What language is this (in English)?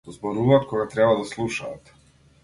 Macedonian